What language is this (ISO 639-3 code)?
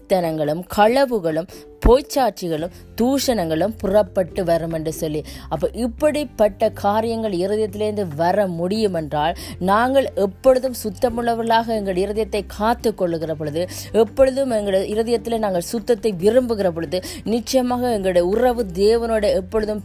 tam